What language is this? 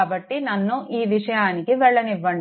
Telugu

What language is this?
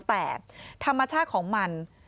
Thai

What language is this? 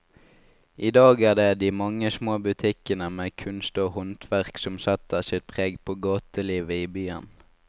Norwegian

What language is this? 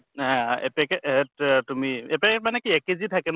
Assamese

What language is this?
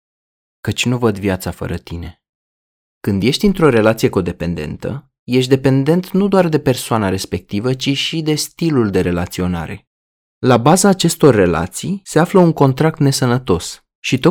Romanian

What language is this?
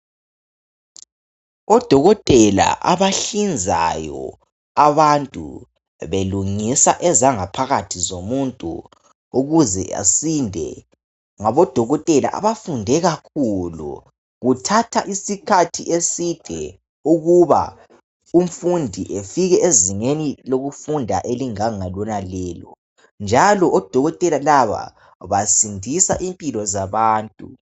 North Ndebele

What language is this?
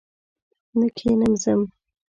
Pashto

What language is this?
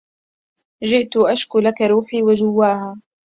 Arabic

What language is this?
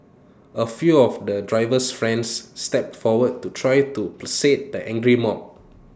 English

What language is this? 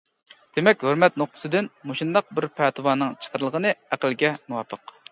Uyghur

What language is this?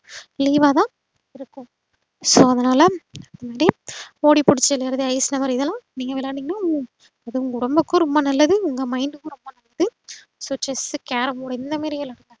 Tamil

